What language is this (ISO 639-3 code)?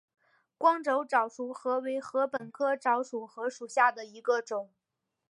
zho